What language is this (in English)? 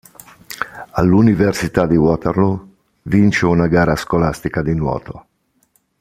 Italian